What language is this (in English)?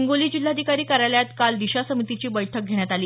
Marathi